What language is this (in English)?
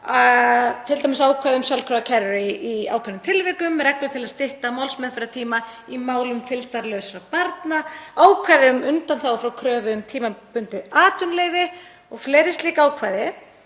Icelandic